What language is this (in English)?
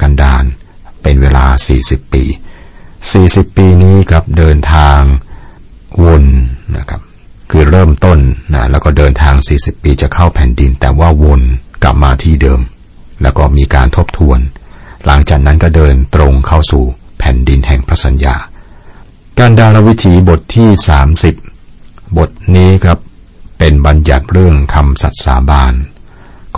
Thai